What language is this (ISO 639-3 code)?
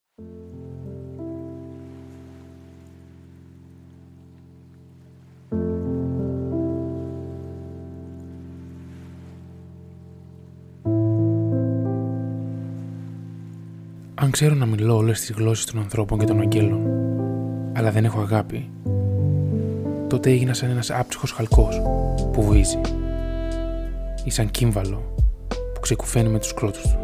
ell